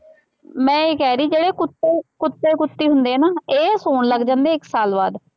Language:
Punjabi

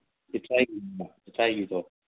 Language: Manipuri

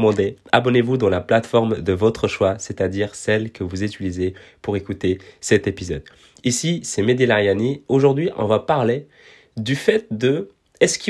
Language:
French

